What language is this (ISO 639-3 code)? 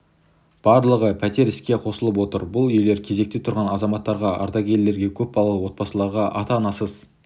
kaz